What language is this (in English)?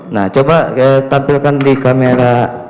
Indonesian